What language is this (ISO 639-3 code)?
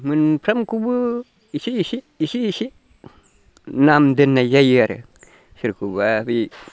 brx